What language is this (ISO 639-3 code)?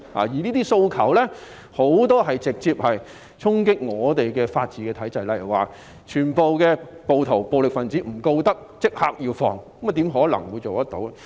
yue